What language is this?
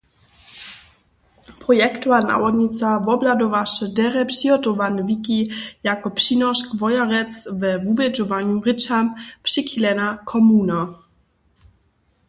Upper Sorbian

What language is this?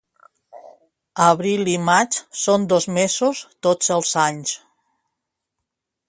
Catalan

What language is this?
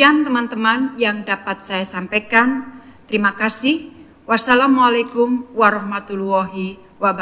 Indonesian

